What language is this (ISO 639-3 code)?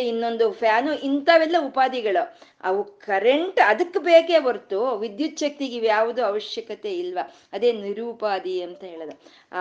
kan